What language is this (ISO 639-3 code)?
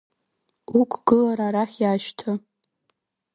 abk